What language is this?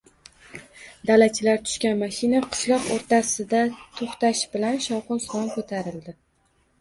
Uzbek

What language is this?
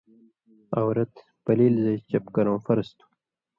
Indus Kohistani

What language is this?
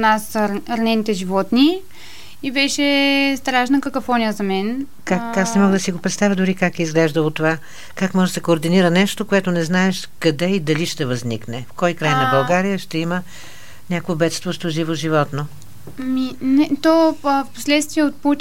Bulgarian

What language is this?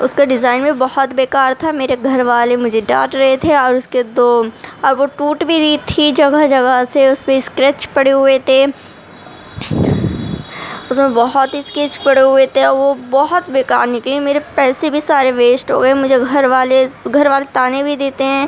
Urdu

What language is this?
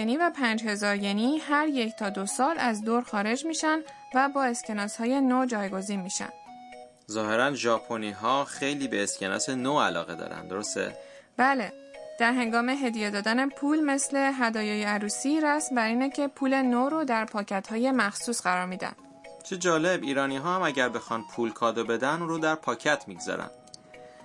Persian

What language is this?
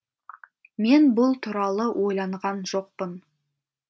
Kazakh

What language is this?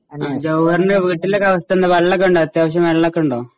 Malayalam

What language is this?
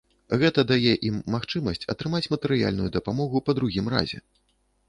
Belarusian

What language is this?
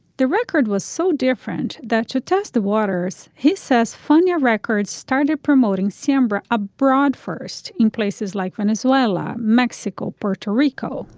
English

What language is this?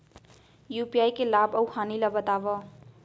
Chhattisgarhi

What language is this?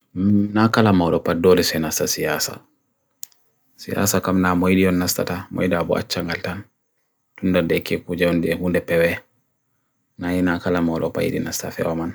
Bagirmi Fulfulde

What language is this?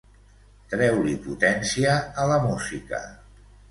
Catalan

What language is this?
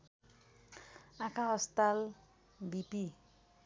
Nepali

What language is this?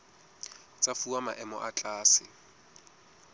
Southern Sotho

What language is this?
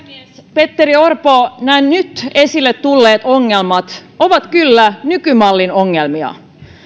Finnish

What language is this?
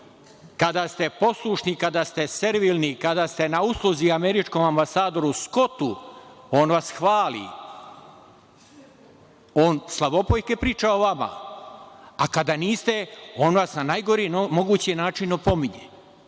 Serbian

